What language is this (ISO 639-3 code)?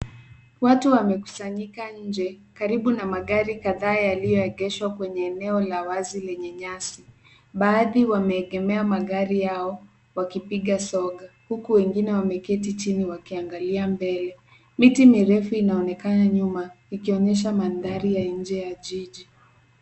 swa